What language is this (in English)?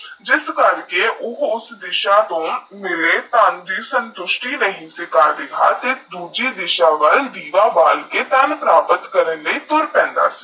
Punjabi